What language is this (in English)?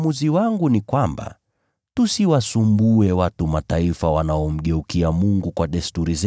Swahili